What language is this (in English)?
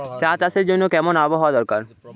Bangla